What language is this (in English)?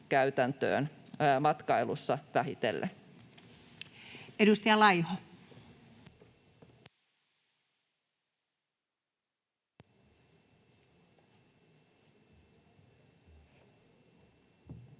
Finnish